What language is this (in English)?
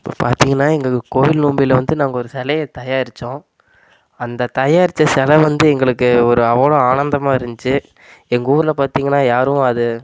Tamil